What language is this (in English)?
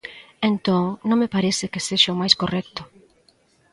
Galician